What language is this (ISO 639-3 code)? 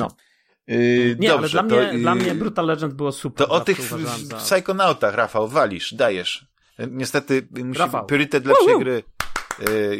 pol